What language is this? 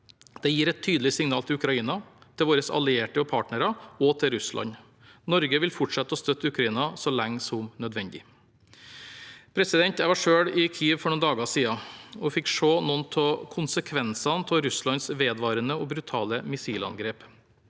Norwegian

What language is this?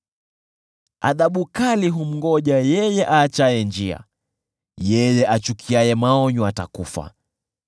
Swahili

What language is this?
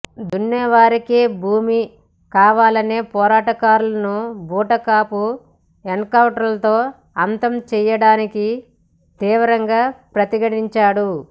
Telugu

